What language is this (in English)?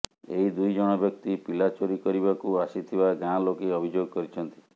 Odia